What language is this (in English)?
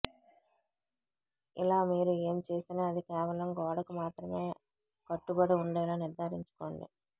Telugu